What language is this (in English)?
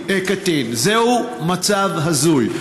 Hebrew